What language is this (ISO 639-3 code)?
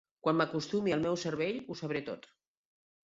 cat